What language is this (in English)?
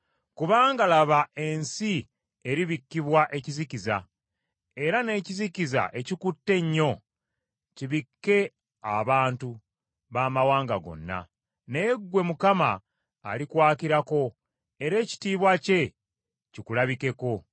Ganda